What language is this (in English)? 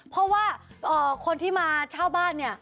Thai